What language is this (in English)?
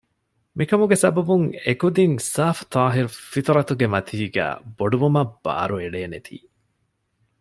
Divehi